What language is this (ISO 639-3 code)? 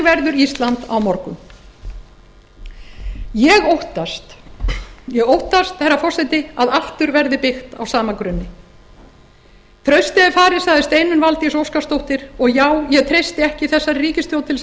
isl